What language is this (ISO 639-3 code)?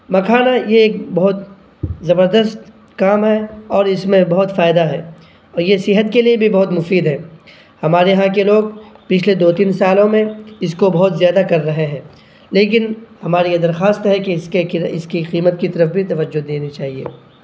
urd